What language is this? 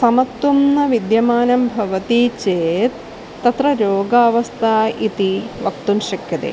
Sanskrit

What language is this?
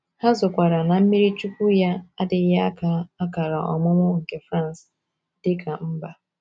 Igbo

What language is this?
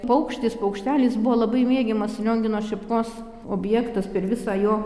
Lithuanian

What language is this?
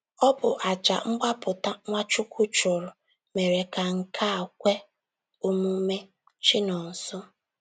Igbo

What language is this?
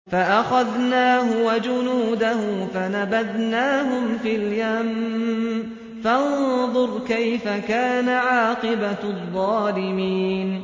Arabic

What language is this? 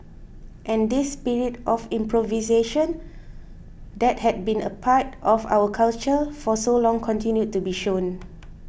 English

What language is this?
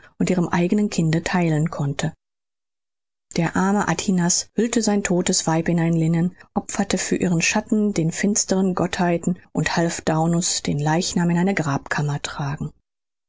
German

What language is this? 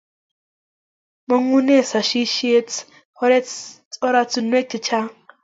Kalenjin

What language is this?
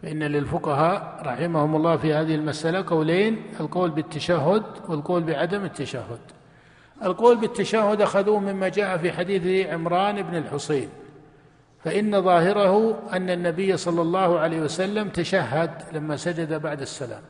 Arabic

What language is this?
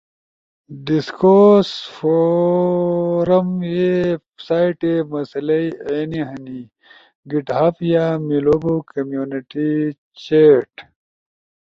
Ushojo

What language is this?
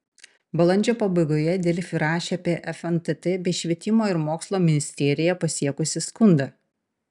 Lithuanian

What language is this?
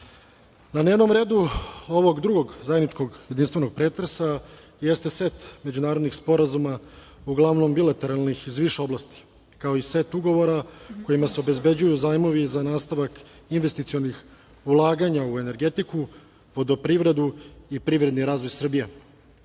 Serbian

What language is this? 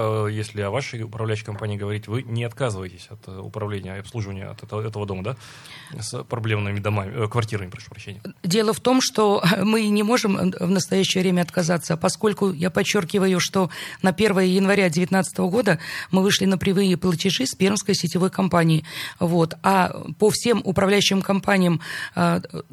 Russian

